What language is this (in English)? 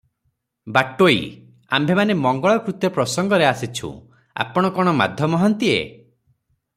Odia